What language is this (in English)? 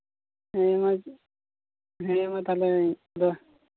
Santali